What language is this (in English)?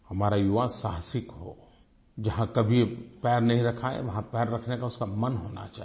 Hindi